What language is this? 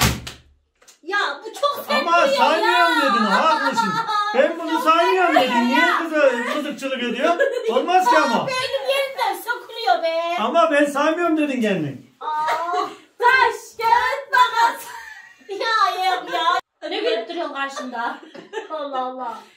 Turkish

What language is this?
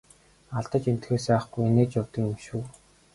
Mongolian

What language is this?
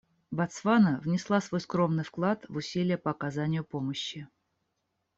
Russian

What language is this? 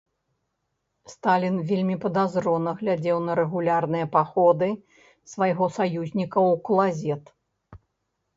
Belarusian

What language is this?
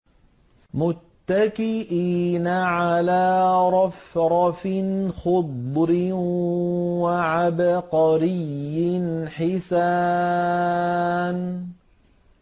Arabic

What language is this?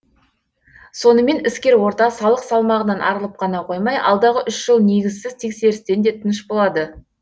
Kazakh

